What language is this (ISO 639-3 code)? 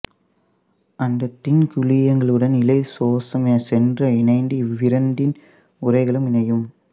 tam